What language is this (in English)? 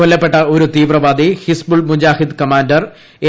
Malayalam